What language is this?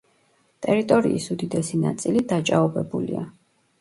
Georgian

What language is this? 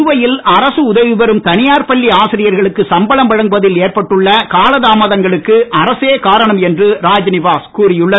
Tamil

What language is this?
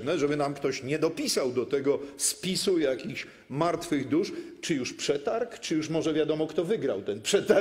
Polish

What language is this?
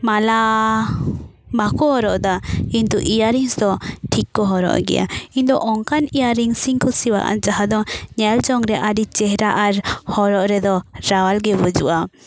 Santali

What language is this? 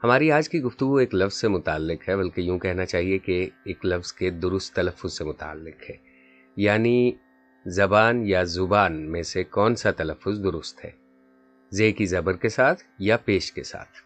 Urdu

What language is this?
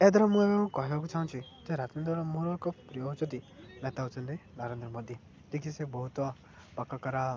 Odia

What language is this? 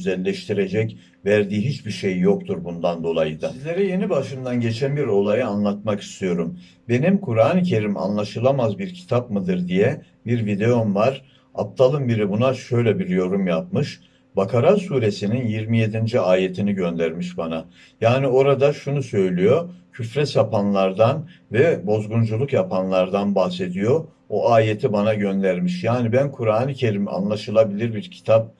Turkish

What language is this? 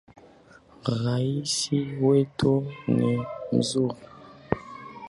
Swahili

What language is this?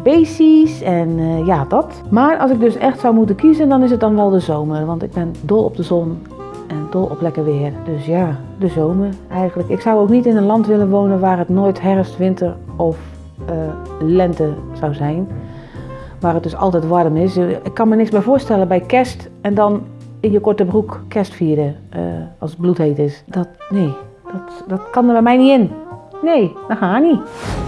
Dutch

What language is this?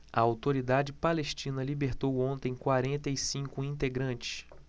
Portuguese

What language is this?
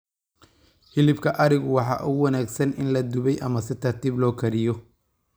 Somali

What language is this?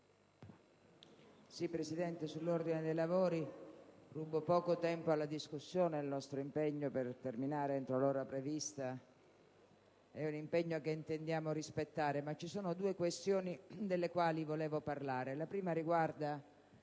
Italian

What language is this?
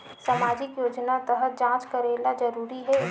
Chhattisgarhi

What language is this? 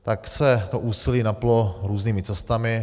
Czech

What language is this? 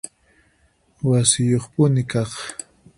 Puno Quechua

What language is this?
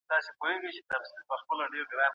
Pashto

